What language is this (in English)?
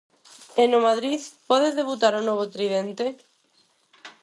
Galician